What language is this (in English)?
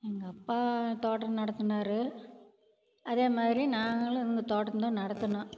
Tamil